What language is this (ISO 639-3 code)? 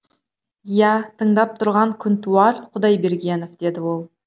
kaz